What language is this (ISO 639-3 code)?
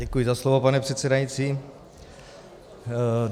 ces